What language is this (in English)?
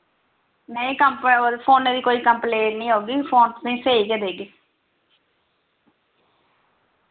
Dogri